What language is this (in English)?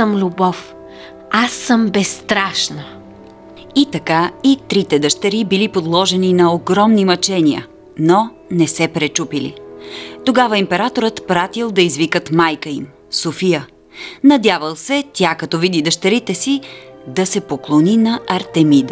Bulgarian